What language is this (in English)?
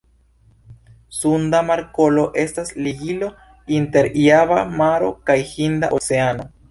Esperanto